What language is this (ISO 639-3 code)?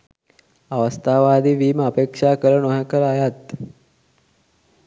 sin